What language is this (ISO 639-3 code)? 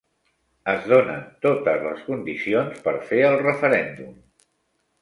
cat